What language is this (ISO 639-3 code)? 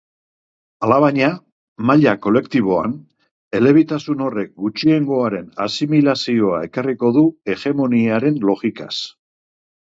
eus